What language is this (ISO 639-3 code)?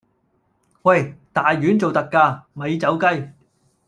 yue